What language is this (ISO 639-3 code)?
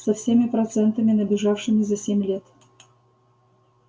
rus